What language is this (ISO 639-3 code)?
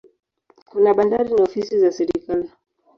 swa